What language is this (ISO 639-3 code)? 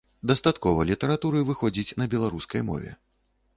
bel